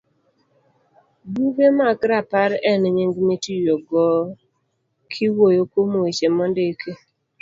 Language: Luo (Kenya and Tanzania)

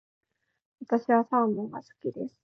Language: Japanese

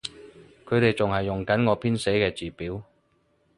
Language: Cantonese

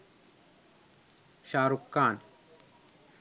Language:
Sinhala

